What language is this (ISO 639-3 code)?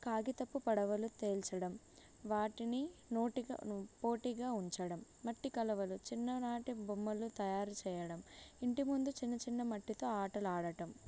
tel